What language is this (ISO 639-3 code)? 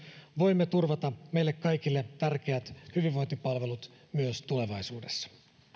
fin